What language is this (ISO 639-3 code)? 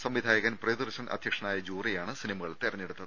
mal